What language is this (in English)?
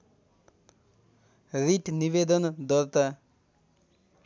Nepali